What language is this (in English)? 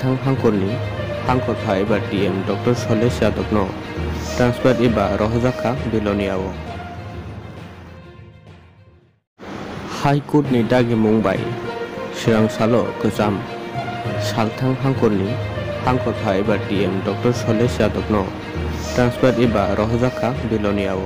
Thai